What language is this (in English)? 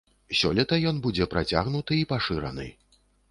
Belarusian